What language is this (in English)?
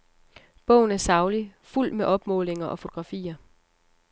Danish